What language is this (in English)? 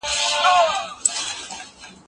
Pashto